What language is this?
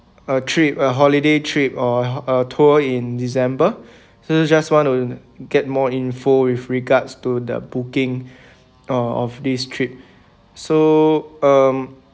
English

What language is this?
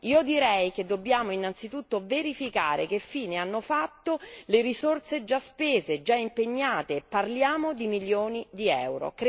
Italian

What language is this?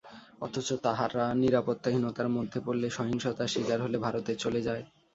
Bangla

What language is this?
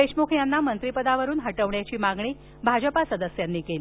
Marathi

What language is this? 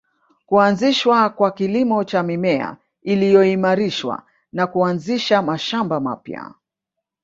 Swahili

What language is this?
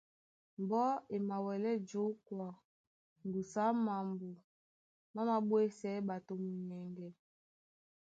Duala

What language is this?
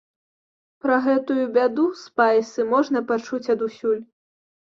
Belarusian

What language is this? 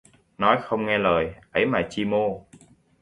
Vietnamese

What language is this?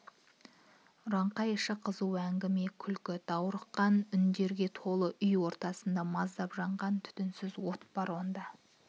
Kazakh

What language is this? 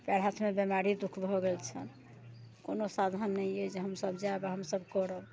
Maithili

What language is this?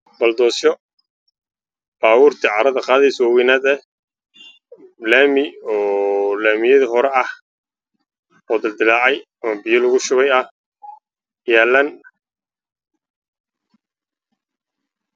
Somali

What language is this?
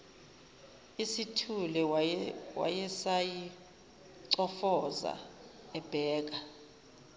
Zulu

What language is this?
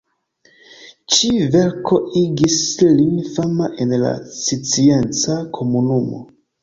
Esperanto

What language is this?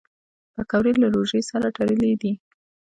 Pashto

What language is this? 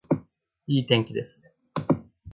Japanese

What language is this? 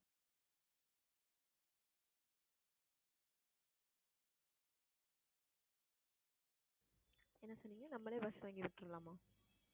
Tamil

